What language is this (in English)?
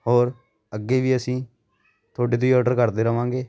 Punjabi